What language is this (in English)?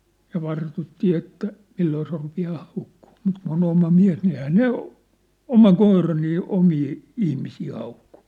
Finnish